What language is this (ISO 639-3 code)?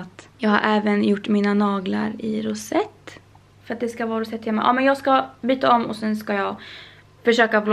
swe